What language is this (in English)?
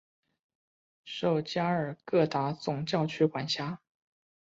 Chinese